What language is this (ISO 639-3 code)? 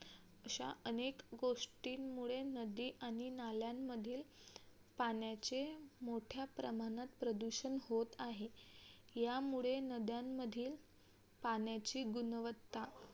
mar